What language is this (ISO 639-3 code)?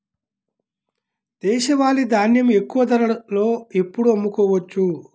tel